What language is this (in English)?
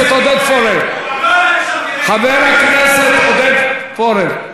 Hebrew